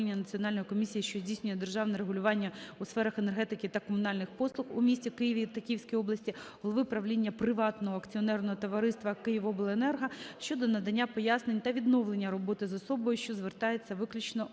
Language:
Ukrainian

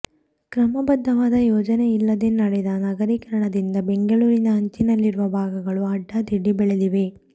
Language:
Kannada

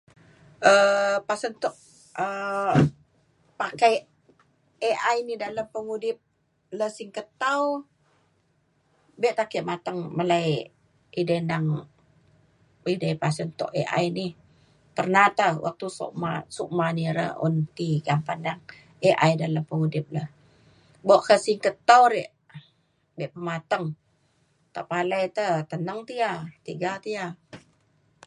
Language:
Mainstream Kenyah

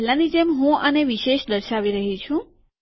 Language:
Gujarati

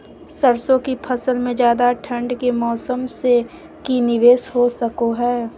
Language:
Magahi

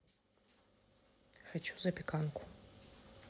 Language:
Russian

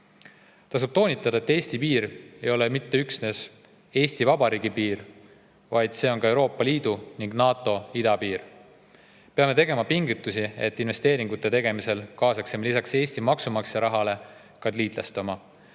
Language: Estonian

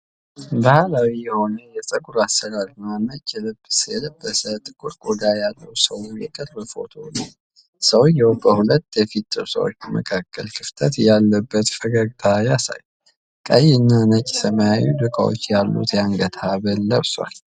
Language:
Amharic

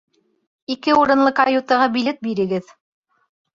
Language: Bashkir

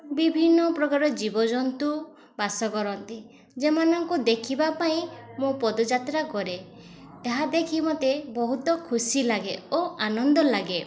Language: Odia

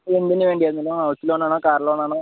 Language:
Malayalam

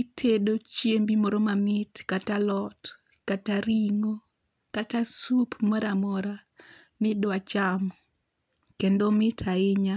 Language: Luo (Kenya and Tanzania)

